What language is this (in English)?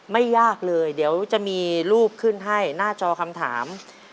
Thai